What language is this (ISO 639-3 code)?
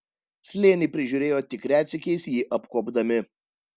lit